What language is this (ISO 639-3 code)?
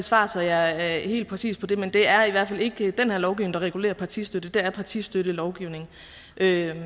dan